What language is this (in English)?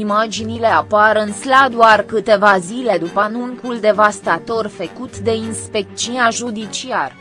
Romanian